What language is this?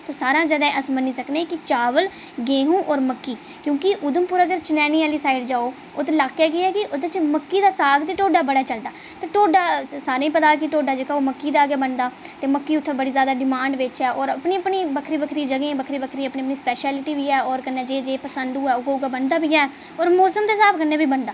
Dogri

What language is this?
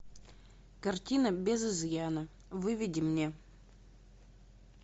Russian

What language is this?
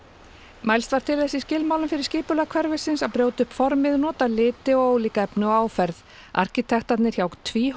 Icelandic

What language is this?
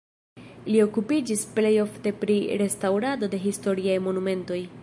Esperanto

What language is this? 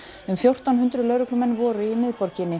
Icelandic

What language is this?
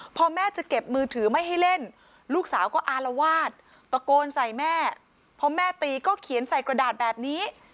Thai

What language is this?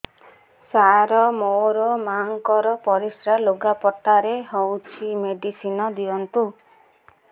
Odia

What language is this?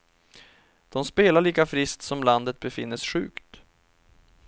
Swedish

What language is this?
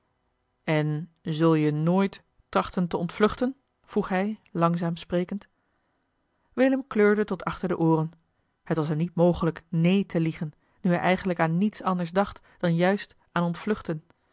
Dutch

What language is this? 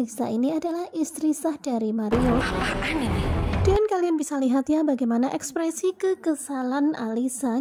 Indonesian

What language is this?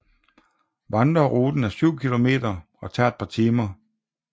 Danish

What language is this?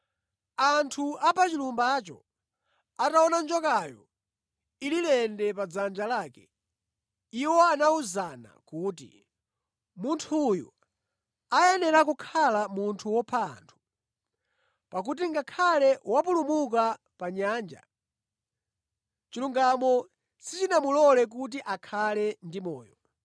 Nyanja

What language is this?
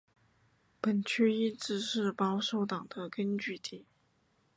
Chinese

